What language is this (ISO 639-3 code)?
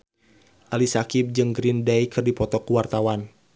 sun